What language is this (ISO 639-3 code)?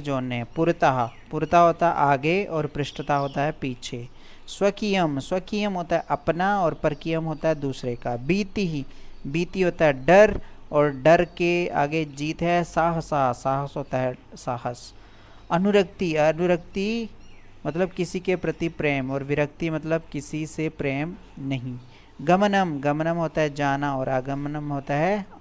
hin